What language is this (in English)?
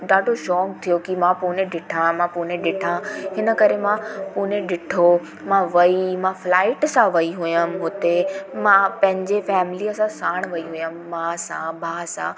Sindhi